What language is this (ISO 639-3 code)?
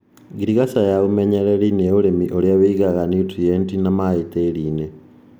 kik